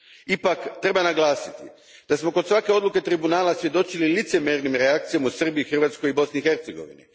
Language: Croatian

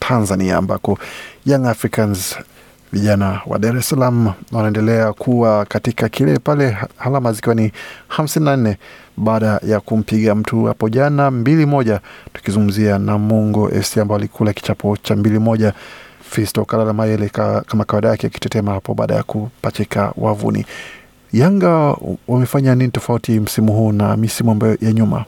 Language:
Swahili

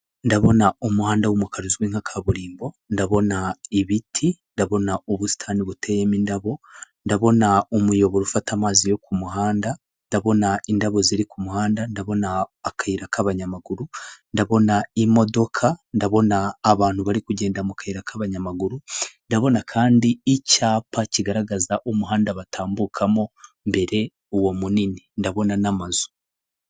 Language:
Kinyarwanda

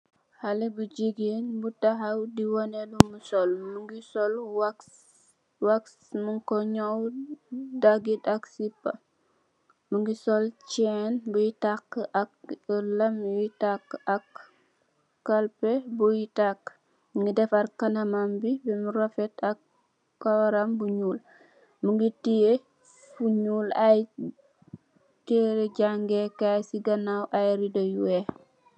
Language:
Wolof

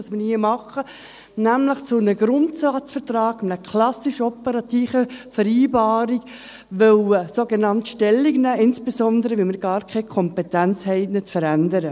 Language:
Swiss German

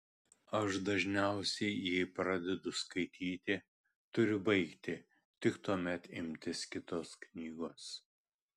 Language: Lithuanian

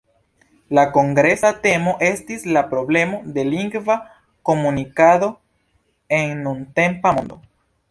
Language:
Esperanto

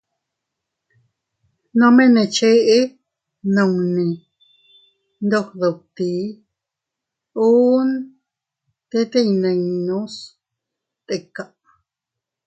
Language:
Teutila Cuicatec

